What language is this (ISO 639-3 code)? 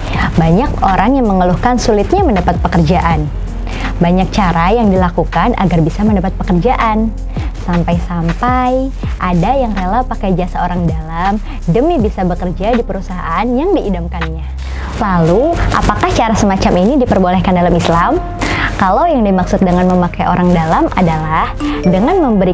ind